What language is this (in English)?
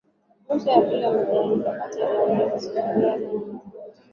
Swahili